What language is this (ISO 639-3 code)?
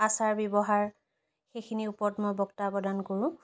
asm